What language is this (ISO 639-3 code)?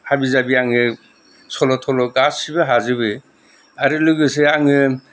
brx